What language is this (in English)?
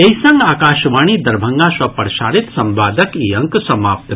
Maithili